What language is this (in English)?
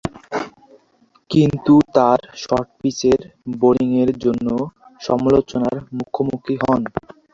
Bangla